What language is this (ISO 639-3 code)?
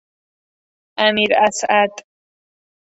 fas